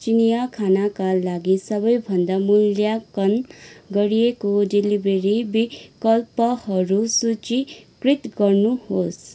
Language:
Nepali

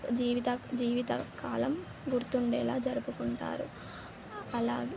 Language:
Telugu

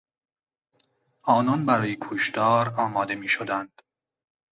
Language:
Persian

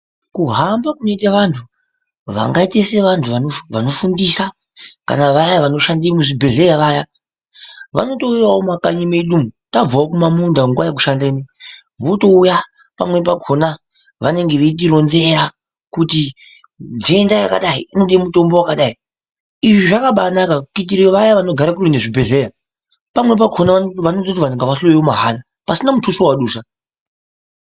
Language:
Ndau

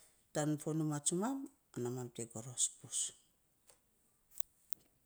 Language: Saposa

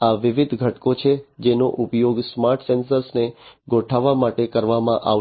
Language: Gujarati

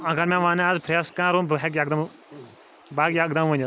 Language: Kashmiri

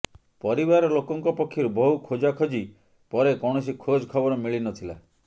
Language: Odia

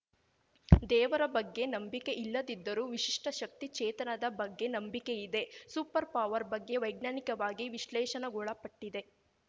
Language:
Kannada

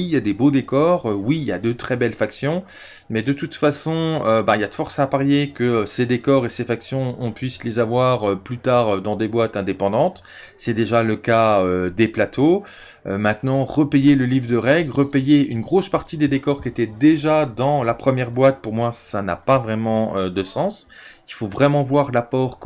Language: French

